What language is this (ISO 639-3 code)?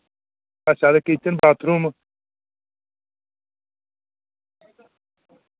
doi